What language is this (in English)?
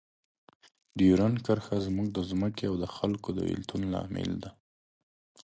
Pashto